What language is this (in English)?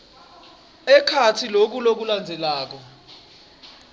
Swati